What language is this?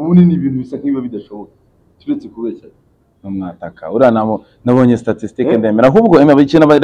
Arabic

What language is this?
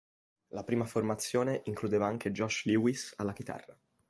Italian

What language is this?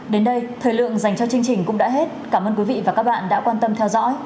Vietnamese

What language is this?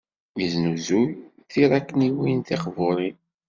Kabyle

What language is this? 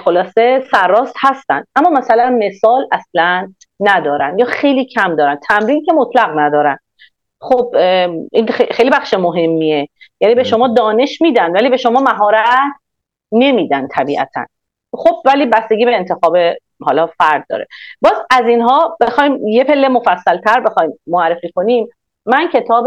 Persian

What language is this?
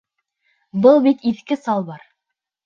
Bashkir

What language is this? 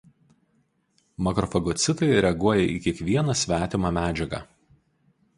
Lithuanian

